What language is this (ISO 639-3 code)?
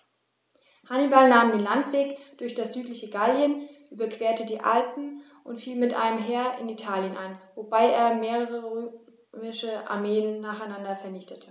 deu